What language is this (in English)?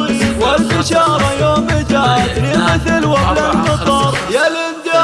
Arabic